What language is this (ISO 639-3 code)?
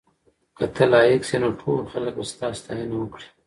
pus